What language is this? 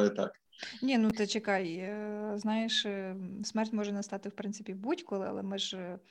Ukrainian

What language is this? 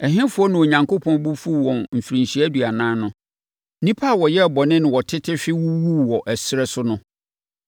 Akan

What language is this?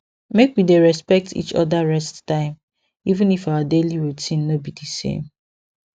Nigerian Pidgin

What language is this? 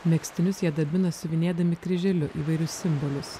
Lithuanian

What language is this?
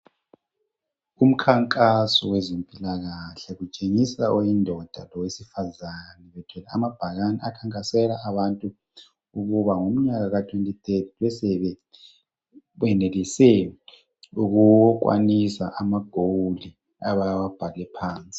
North Ndebele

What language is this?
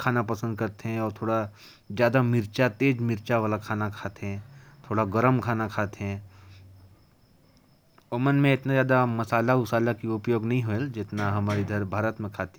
Korwa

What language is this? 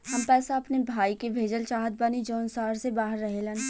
Bhojpuri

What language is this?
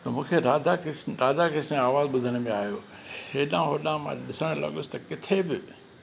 Sindhi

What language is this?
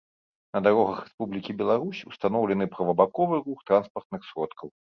Belarusian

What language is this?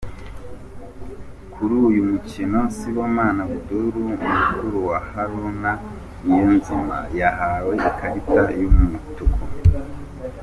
Kinyarwanda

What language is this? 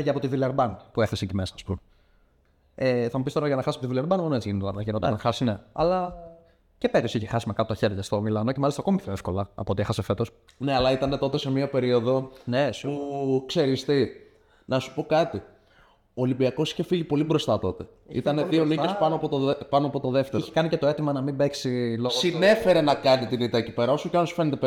Greek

